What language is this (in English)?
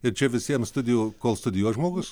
Lithuanian